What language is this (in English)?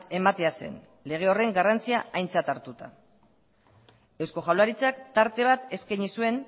Basque